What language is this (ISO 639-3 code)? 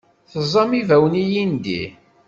kab